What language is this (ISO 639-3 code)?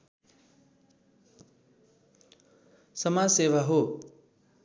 nep